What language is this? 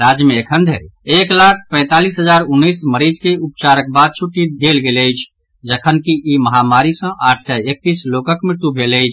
Maithili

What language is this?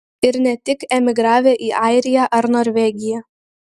Lithuanian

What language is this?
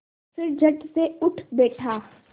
Hindi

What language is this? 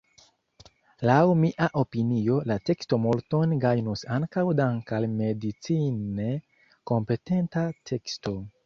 Esperanto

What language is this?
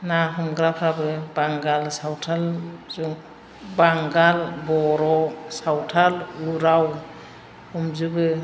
Bodo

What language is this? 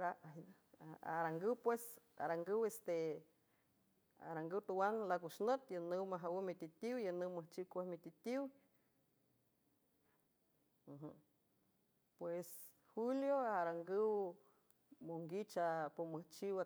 San Francisco Del Mar Huave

